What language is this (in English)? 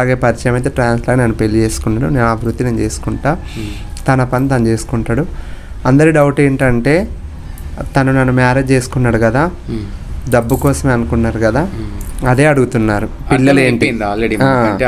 Telugu